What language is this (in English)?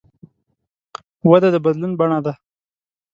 Pashto